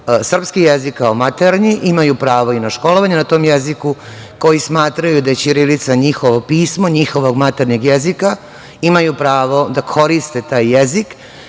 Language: Serbian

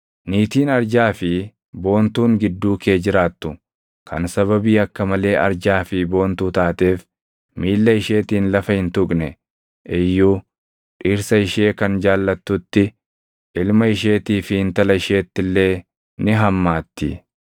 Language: Oromo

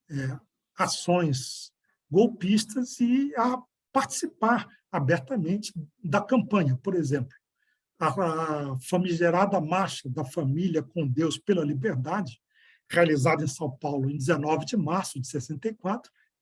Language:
Portuguese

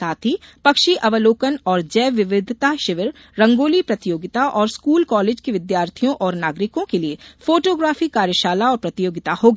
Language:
Hindi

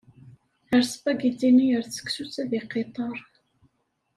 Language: Kabyle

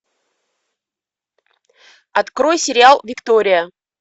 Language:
Russian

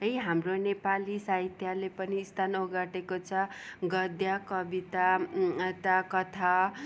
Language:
Nepali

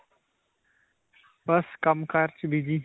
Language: Punjabi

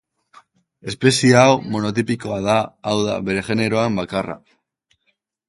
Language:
Basque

